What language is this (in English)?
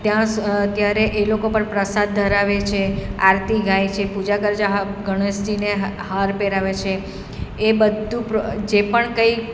Gujarati